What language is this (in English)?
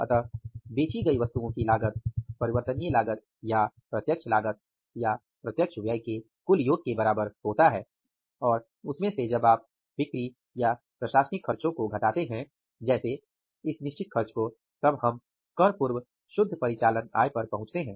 Hindi